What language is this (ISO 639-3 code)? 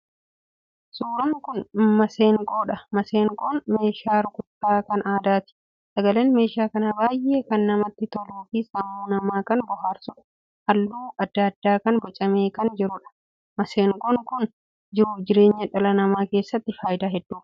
orm